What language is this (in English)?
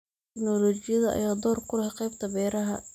Somali